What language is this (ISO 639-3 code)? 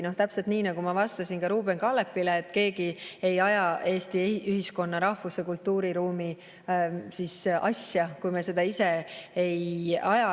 est